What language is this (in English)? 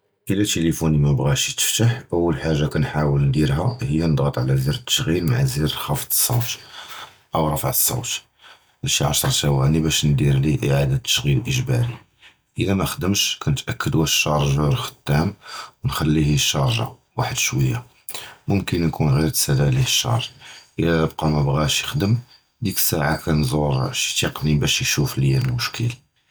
Judeo-Arabic